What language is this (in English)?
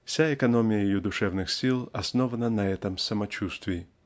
Russian